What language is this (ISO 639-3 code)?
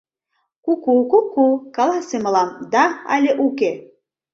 chm